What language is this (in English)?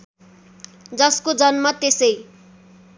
Nepali